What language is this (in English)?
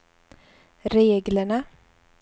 Swedish